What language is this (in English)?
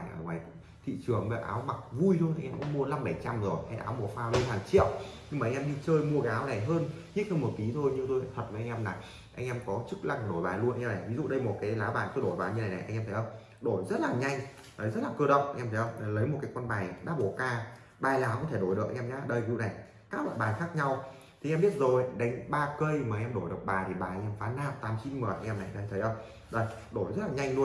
Vietnamese